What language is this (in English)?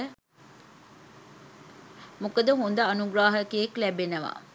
Sinhala